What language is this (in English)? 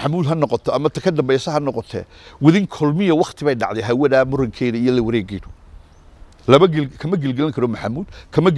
Arabic